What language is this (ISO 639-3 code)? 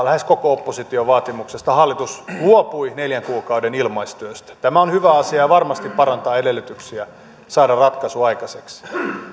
fin